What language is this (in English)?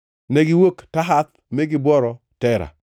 Luo (Kenya and Tanzania)